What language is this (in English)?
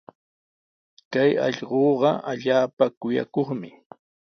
Sihuas Ancash Quechua